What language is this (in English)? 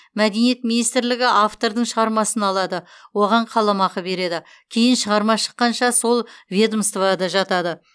Kazakh